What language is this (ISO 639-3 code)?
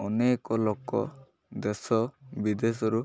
ori